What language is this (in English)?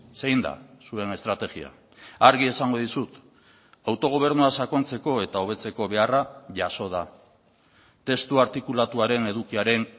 Basque